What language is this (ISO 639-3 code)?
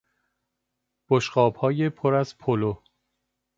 fas